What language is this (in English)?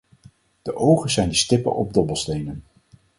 Dutch